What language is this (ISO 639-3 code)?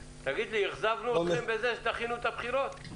heb